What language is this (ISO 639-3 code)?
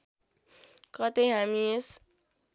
nep